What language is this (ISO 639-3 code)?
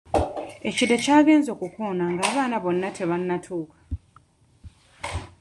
lug